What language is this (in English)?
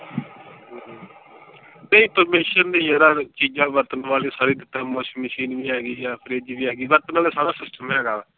Punjabi